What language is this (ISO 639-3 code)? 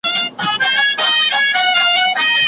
pus